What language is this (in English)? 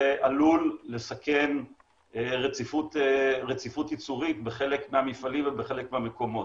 Hebrew